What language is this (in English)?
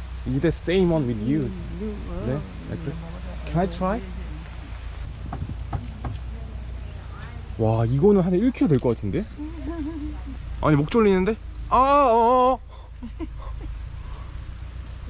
Korean